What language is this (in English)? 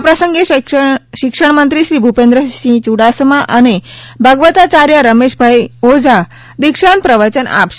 Gujarati